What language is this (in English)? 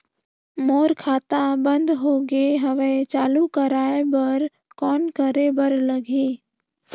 Chhattisgarhi